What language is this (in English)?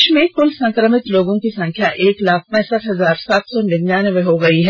Hindi